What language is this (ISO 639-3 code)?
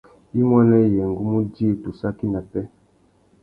bag